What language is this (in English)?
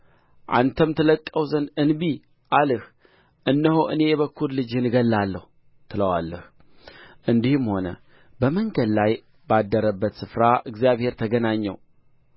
Amharic